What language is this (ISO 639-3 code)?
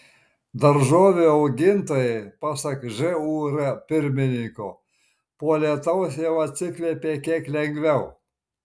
lit